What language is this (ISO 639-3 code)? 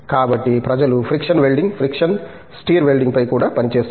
tel